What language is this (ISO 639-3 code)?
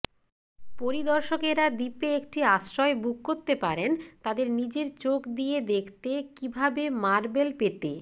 ben